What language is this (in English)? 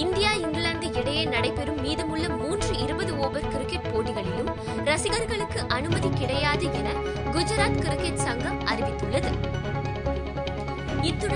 Tamil